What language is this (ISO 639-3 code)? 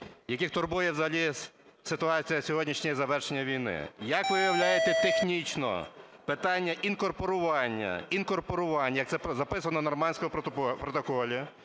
ukr